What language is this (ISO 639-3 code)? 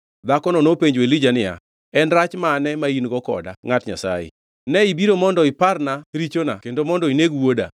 luo